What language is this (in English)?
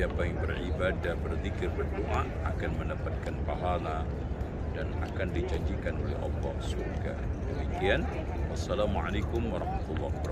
Indonesian